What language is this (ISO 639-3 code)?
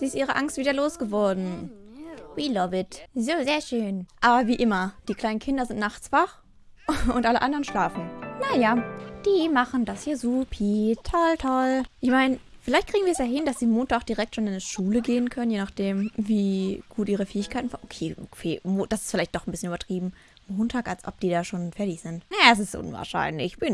deu